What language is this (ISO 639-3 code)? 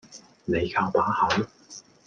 yue